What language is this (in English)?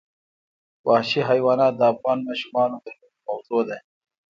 Pashto